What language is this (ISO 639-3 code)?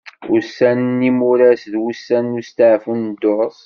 kab